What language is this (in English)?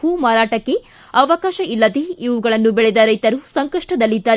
Kannada